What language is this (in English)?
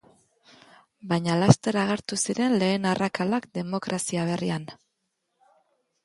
Basque